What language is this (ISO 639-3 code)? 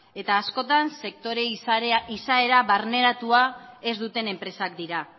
eus